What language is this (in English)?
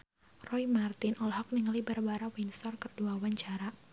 Sundanese